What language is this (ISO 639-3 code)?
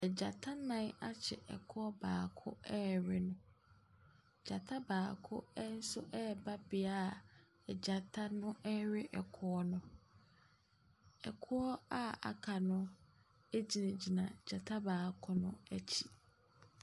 aka